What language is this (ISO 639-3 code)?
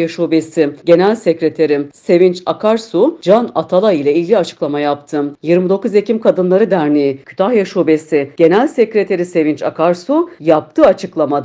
tur